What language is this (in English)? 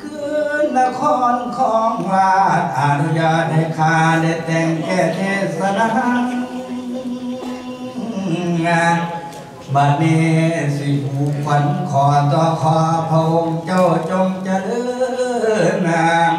Thai